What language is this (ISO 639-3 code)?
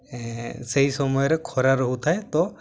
ori